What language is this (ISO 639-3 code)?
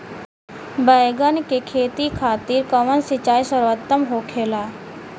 bho